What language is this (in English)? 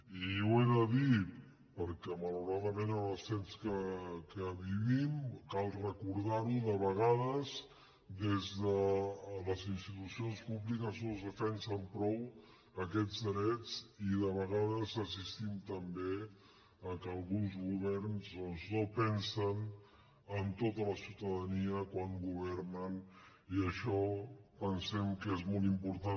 Catalan